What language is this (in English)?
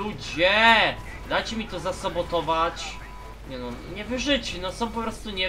Polish